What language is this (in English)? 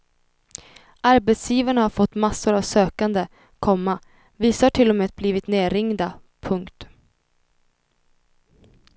Swedish